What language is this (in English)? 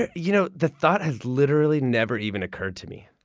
English